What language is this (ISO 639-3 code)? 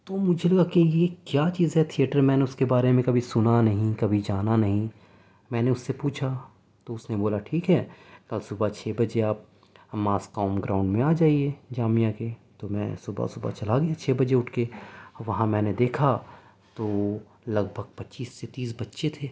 urd